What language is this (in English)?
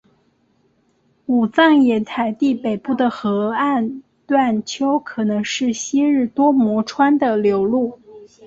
Chinese